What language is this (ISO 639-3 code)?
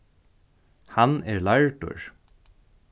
fao